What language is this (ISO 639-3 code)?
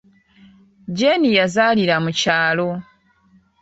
lug